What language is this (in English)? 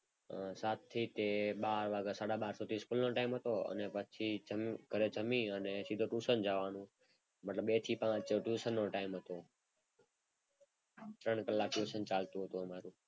Gujarati